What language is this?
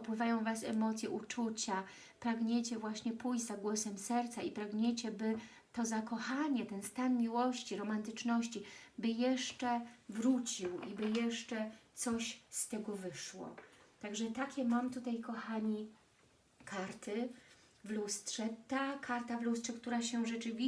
Polish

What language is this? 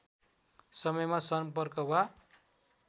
Nepali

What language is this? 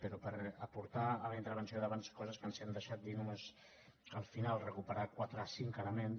Catalan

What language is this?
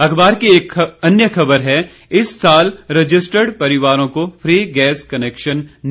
Hindi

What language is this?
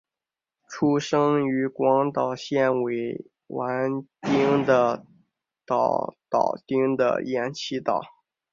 Chinese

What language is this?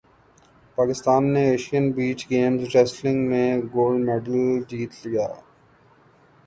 Urdu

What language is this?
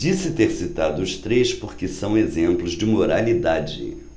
Portuguese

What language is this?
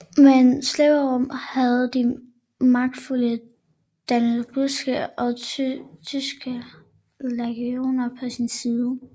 Danish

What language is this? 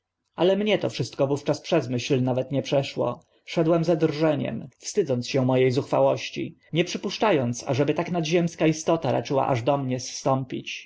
Polish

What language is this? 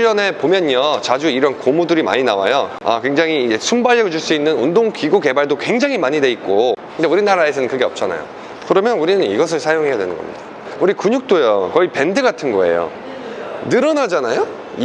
Korean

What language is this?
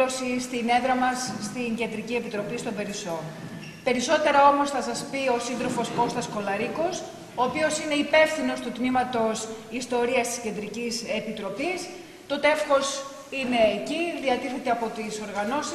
Greek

